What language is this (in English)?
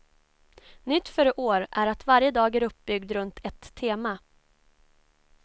Swedish